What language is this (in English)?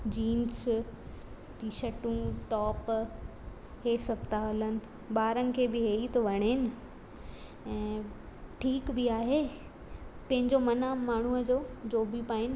Sindhi